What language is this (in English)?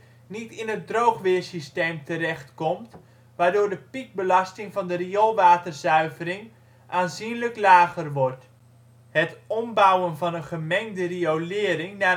Dutch